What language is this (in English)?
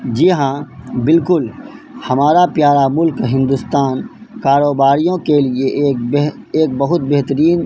Urdu